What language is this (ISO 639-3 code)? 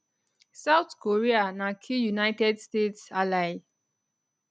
pcm